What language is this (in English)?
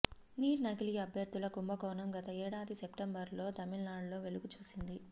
Telugu